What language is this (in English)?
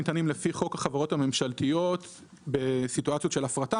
Hebrew